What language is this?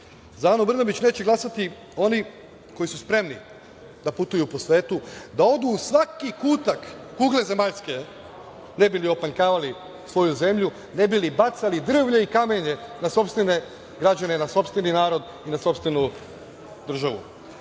Serbian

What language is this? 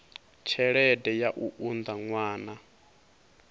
Venda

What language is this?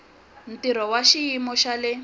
Tsonga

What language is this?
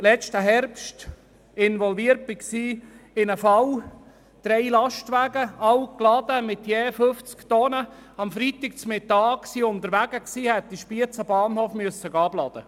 Swiss German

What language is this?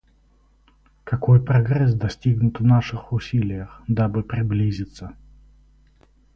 Russian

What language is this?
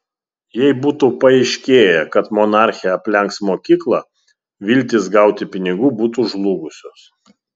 Lithuanian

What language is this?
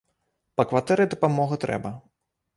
Belarusian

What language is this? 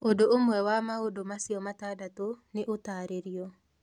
Kikuyu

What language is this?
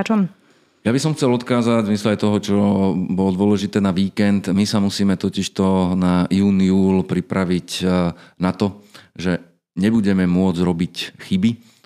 Slovak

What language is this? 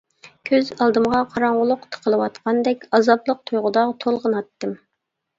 Uyghur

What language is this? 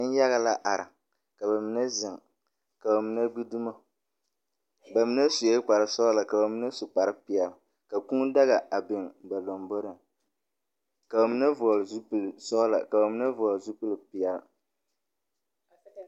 Southern Dagaare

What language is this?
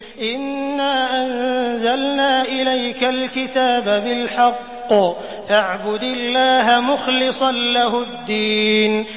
Arabic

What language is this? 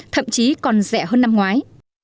Vietnamese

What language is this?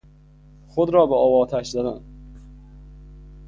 Persian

